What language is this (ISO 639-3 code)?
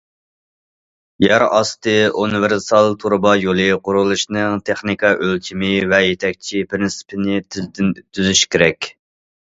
uig